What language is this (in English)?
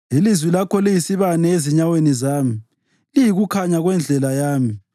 North Ndebele